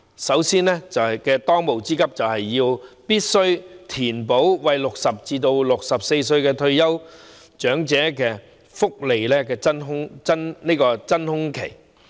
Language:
Cantonese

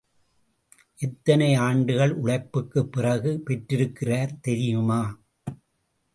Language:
Tamil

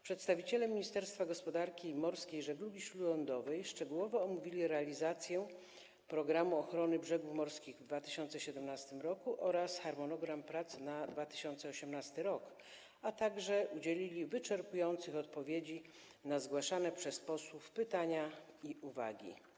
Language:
Polish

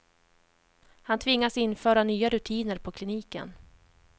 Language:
Swedish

